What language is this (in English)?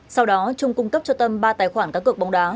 Vietnamese